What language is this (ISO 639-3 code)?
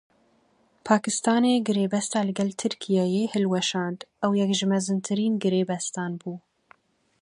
kur